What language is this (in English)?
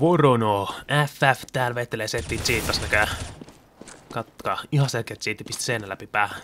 Finnish